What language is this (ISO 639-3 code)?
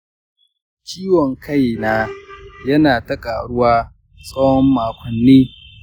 hau